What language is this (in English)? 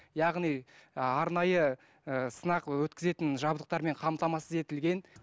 Kazakh